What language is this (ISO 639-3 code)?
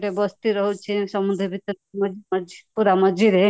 ori